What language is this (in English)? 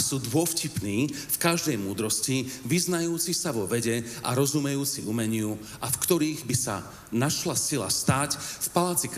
Slovak